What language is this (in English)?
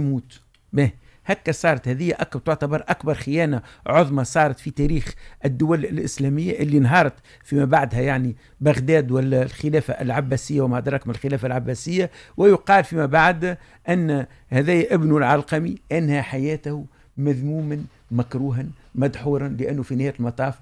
Arabic